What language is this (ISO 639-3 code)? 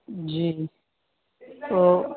urd